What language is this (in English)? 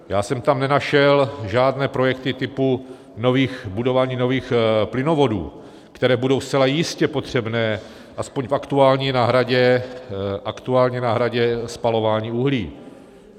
Czech